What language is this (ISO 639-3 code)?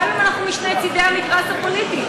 heb